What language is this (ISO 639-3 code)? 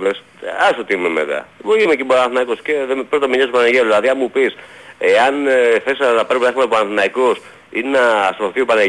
ell